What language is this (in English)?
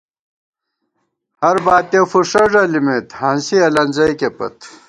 Gawar-Bati